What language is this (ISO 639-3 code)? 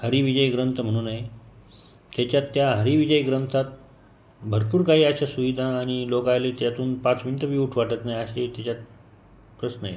mar